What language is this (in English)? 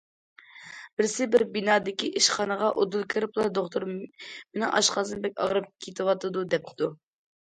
Uyghur